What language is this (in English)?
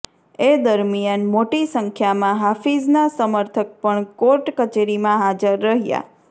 Gujarati